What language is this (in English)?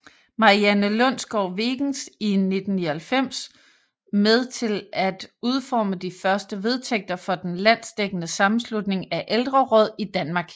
Danish